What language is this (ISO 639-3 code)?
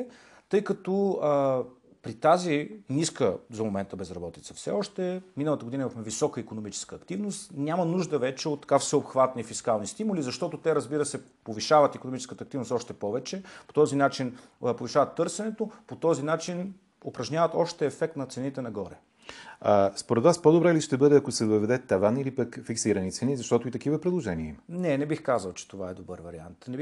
bul